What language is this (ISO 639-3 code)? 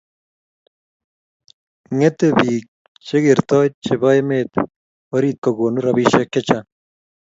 kln